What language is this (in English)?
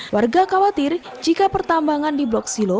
Indonesian